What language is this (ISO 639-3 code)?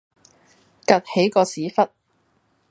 yue